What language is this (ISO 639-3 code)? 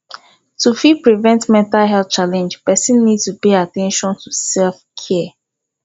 pcm